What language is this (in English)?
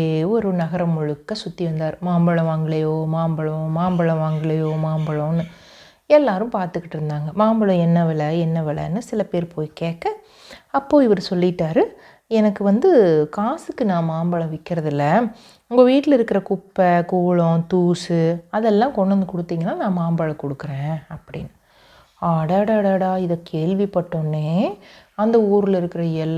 Tamil